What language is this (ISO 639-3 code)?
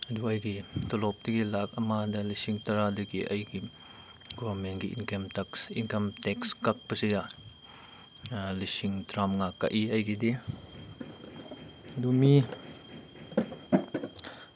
mni